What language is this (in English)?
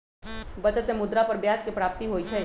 Magahi